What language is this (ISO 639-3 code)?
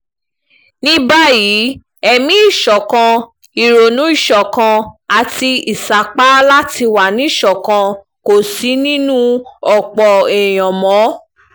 yor